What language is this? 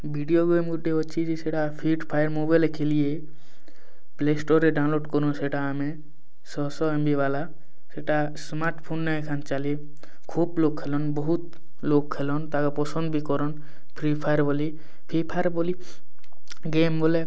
Odia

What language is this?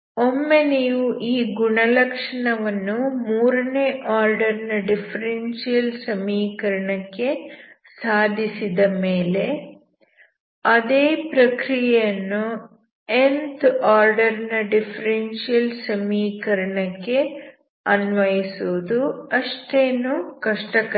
Kannada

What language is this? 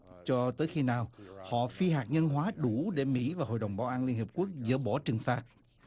Vietnamese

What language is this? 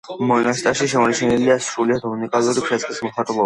Georgian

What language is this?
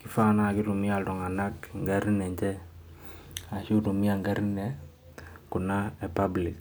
Masai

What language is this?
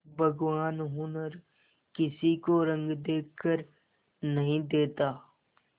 Hindi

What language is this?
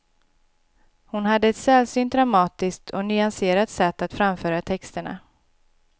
Swedish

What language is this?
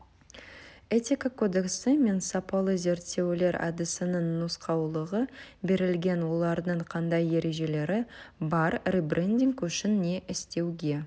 Kazakh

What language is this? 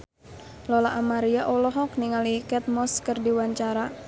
Sundanese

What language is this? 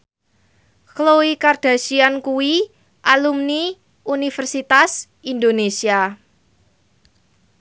Javanese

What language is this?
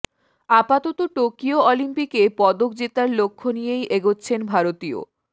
Bangla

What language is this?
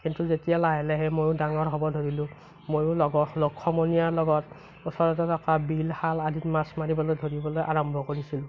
Assamese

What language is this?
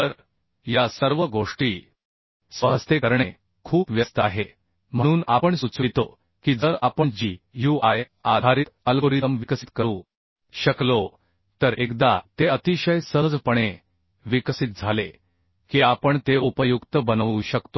Marathi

